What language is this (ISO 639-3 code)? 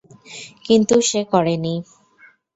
ben